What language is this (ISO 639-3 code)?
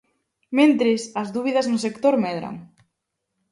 glg